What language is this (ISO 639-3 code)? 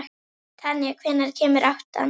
isl